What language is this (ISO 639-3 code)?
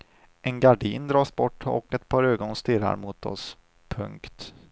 swe